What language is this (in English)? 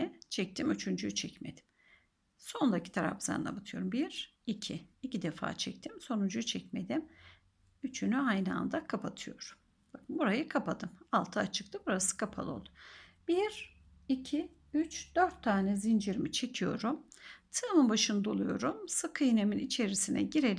Turkish